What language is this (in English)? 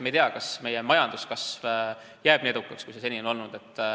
Estonian